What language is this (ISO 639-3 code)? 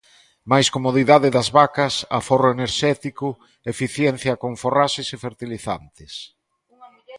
glg